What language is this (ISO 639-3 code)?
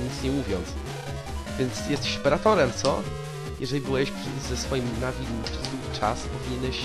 pol